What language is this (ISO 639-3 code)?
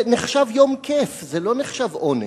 heb